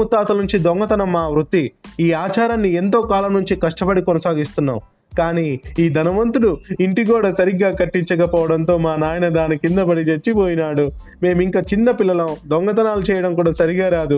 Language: Telugu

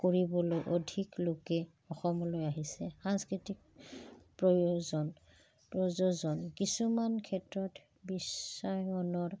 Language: Assamese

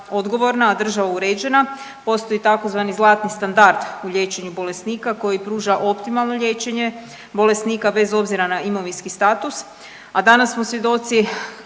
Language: Croatian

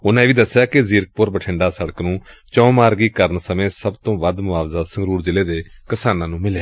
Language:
Punjabi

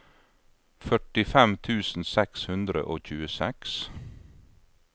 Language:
Norwegian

